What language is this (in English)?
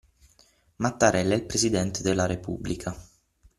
Italian